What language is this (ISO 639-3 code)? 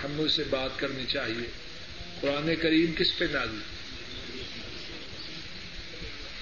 urd